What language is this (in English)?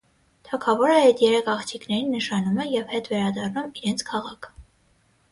Armenian